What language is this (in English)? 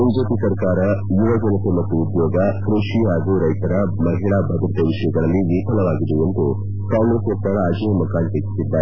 Kannada